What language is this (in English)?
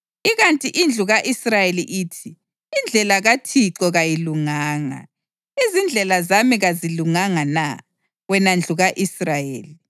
North Ndebele